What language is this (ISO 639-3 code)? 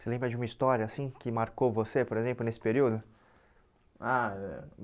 por